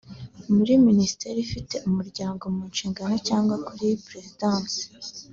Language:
Kinyarwanda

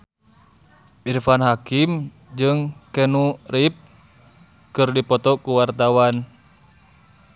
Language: Sundanese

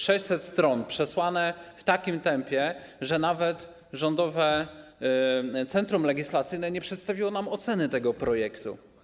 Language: Polish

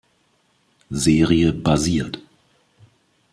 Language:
German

